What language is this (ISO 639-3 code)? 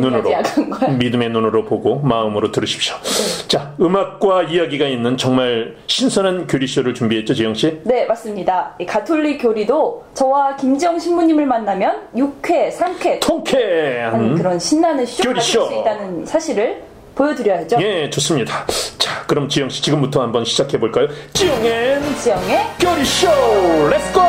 kor